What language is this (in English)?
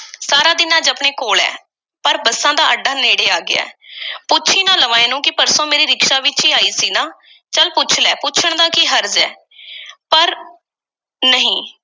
Punjabi